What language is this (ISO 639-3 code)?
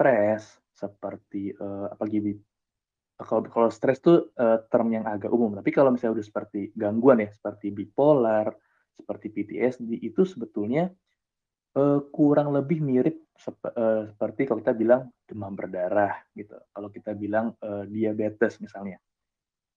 ind